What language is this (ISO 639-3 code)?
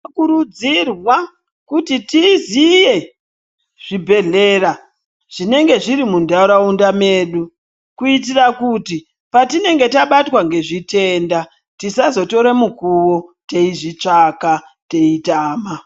ndc